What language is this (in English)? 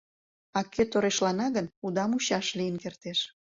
Mari